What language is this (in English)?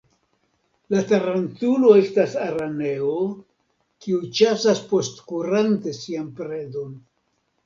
Esperanto